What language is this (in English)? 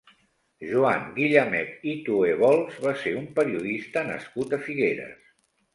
Catalan